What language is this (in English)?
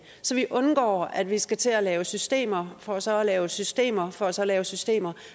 Danish